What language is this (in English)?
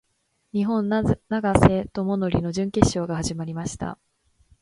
Japanese